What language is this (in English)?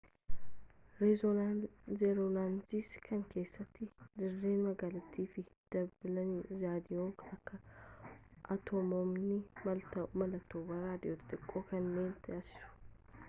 Oromo